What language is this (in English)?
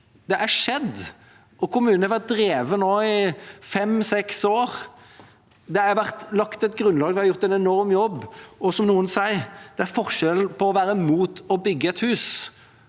Norwegian